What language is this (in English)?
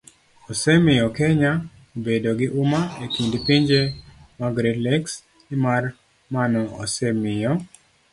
Luo (Kenya and Tanzania)